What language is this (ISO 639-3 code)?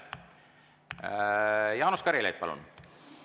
est